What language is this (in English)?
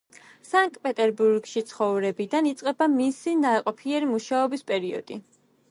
Georgian